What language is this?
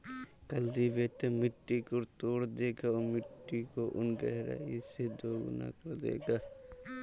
Hindi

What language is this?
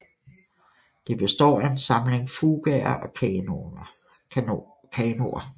Danish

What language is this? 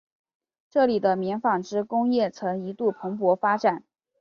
Chinese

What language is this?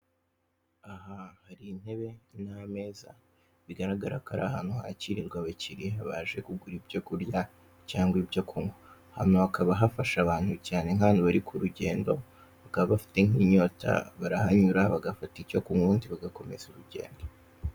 Kinyarwanda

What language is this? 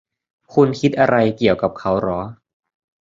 Thai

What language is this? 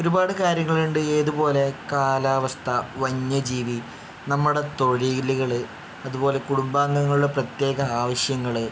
Malayalam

